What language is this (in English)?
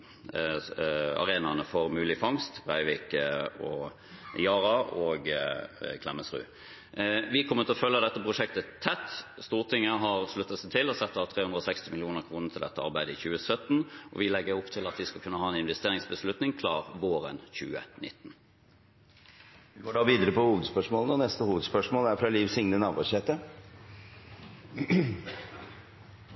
Norwegian